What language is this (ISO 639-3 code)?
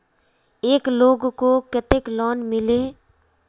mag